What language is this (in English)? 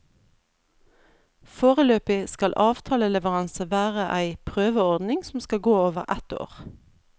Norwegian